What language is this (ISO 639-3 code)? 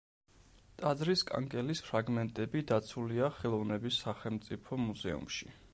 kat